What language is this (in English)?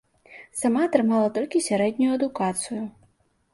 Belarusian